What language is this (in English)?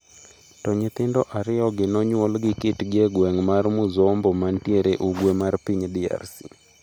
Luo (Kenya and Tanzania)